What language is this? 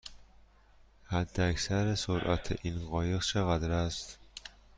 Persian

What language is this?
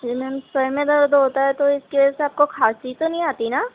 Urdu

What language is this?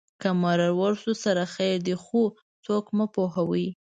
Pashto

